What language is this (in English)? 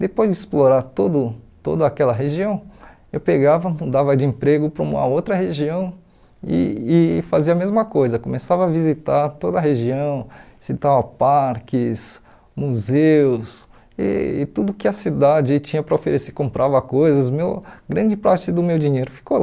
Portuguese